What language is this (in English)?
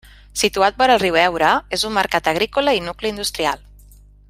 Catalan